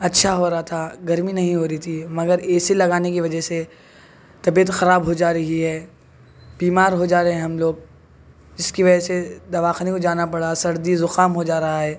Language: Urdu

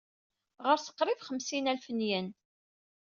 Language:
Kabyle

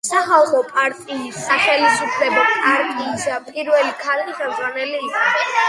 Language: Georgian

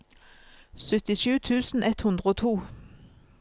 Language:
Norwegian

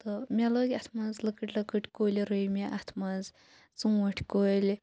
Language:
Kashmiri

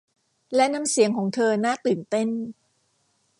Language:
Thai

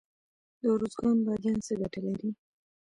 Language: Pashto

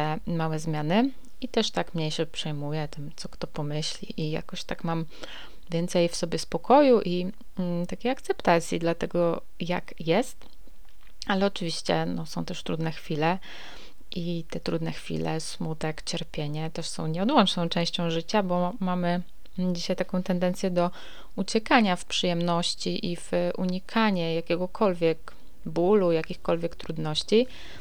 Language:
Polish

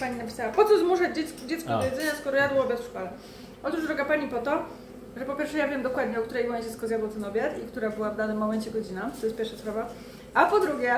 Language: Polish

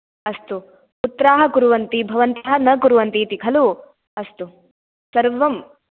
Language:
Sanskrit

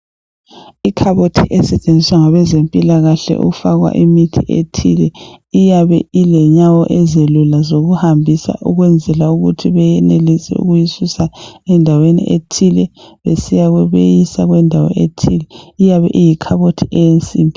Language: North Ndebele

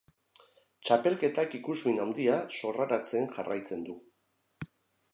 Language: Basque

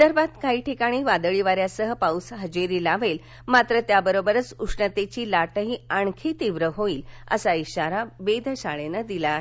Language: Marathi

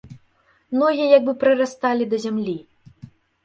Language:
Belarusian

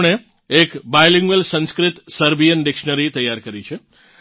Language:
Gujarati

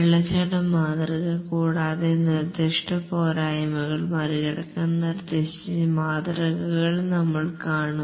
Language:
Malayalam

